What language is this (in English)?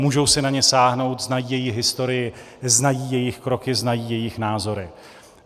Czech